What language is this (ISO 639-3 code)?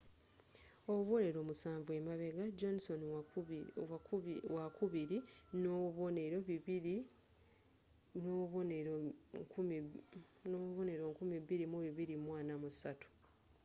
lug